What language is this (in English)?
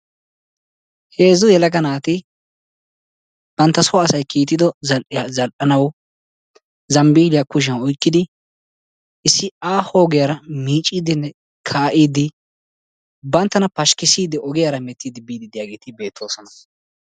Wolaytta